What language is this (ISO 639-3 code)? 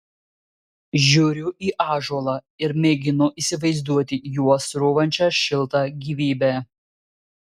lit